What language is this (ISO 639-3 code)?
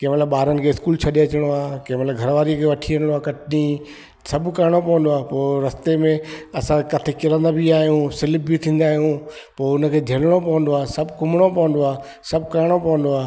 snd